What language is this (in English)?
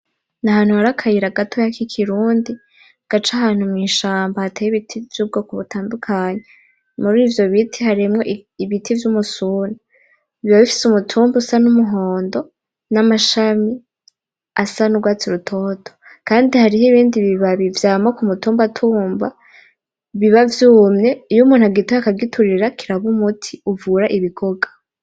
Rundi